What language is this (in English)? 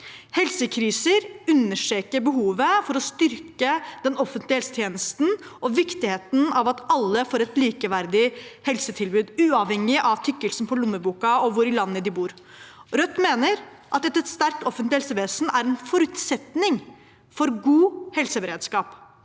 Norwegian